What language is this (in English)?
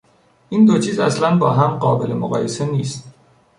Persian